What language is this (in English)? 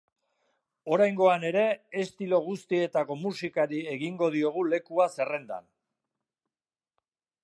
Basque